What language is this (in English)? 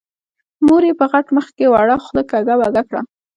Pashto